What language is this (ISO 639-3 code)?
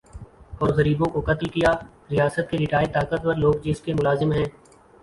urd